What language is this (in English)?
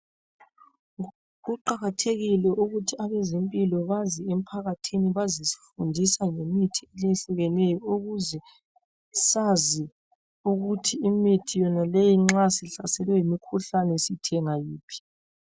North Ndebele